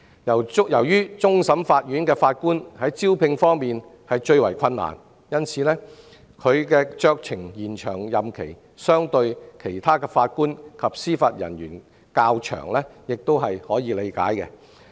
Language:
Cantonese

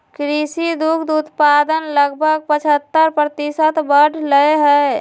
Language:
Magahi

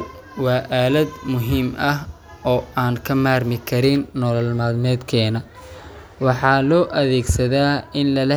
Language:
Somali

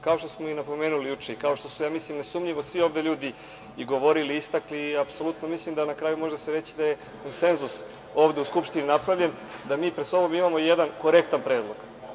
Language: Serbian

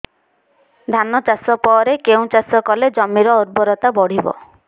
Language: Odia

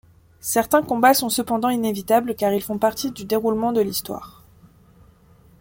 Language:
French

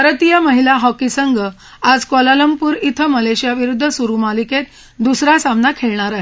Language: Marathi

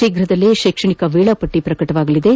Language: Kannada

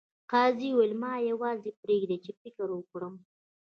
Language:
Pashto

